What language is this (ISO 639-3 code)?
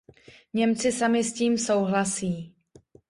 ces